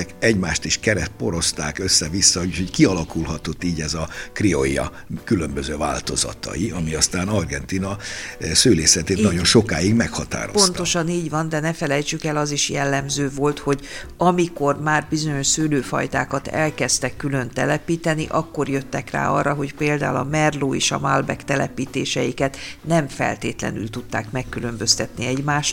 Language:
Hungarian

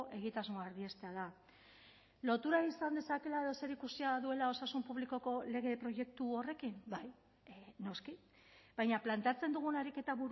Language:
Basque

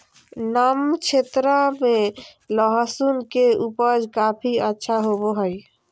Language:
Magahi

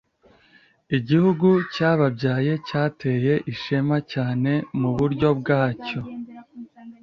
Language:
Kinyarwanda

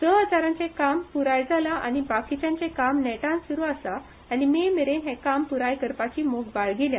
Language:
Konkani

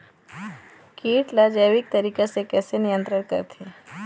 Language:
Chhattisgarhi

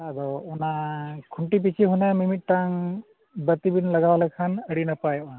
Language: Santali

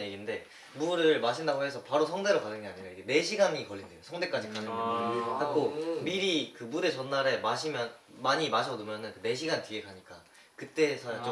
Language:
Korean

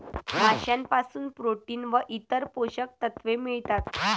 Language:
Marathi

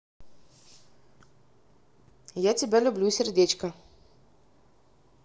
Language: Russian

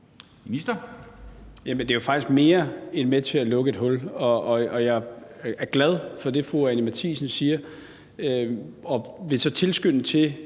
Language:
Danish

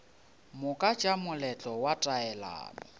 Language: Northern Sotho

